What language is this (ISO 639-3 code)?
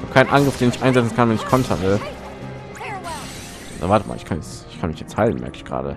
deu